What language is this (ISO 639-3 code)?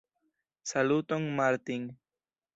epo